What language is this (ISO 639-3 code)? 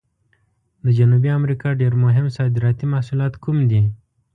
pus